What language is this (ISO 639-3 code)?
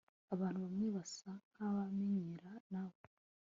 kin